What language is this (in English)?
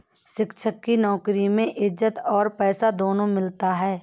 Hindi